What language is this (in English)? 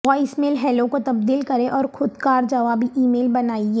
Urdu